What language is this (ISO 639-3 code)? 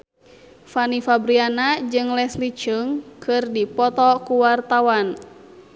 sun